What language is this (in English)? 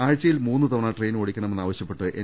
Malayalam